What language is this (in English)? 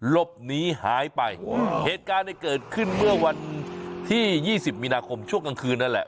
Thai